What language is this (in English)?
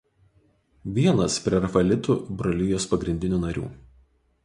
Lithuanian